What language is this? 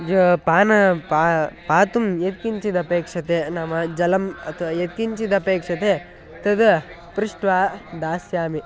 Sanskrit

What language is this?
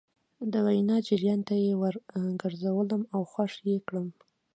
Pashto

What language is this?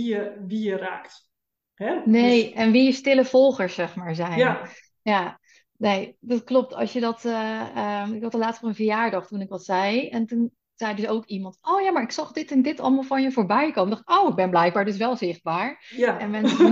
Dutch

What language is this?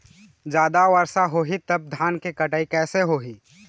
Chhattisgarhi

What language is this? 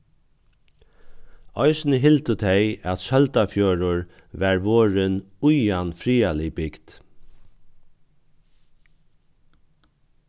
Faroese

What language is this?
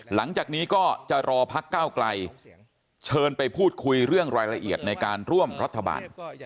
Thai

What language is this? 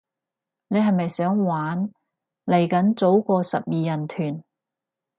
Cantonese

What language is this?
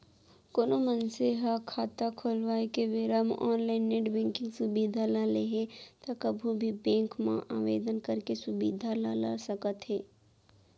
Chhattisgarhi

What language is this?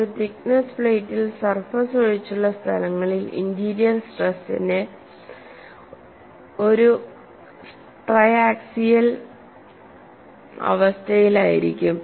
Malayalam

